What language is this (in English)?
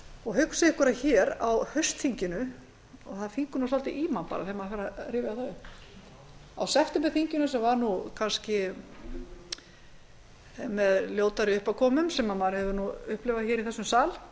Icelandic